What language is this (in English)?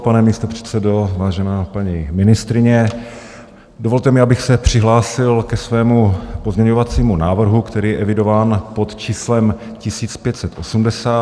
Czech